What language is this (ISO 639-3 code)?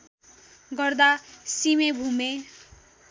nep